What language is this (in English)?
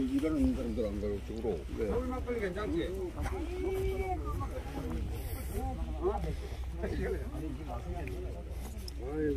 Korean